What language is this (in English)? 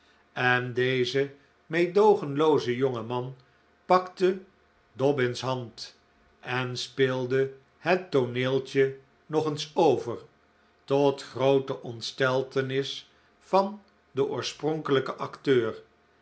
Dutch